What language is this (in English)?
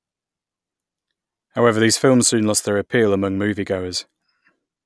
English